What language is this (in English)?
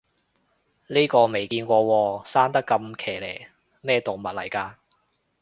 Cantonese